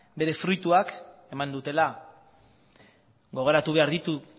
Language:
Basque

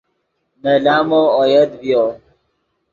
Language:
Yidgha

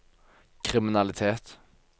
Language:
Norwegian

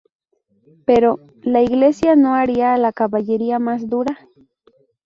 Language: Spanish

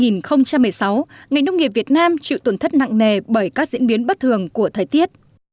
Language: Vietnamese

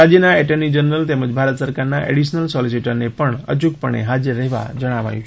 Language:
Gujarati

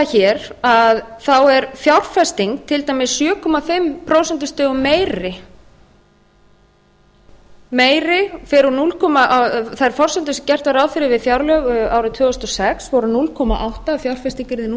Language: Icelandic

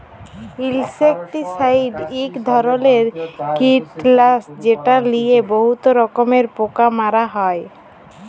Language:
Bangla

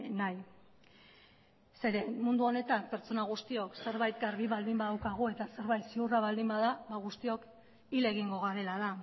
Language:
Basque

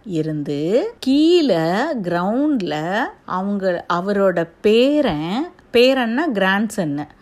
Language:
Tamil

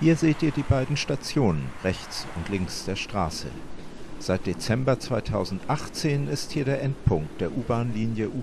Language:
German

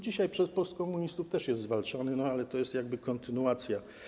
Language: Polish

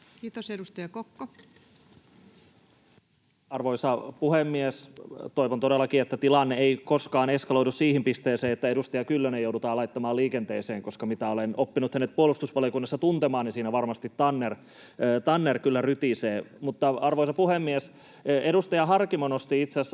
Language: Finnish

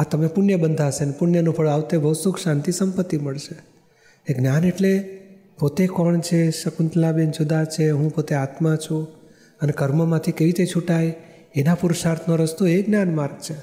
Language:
Gujarati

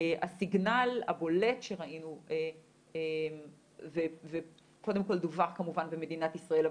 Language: Hebrew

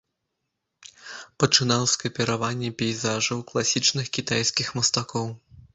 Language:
Belarusian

